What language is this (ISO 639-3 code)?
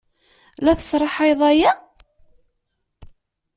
kab